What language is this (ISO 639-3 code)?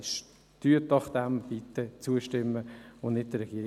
gsw